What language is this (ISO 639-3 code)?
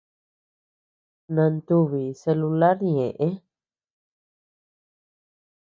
cux